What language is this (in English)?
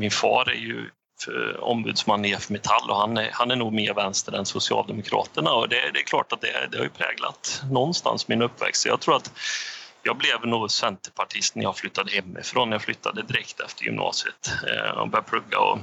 Swedish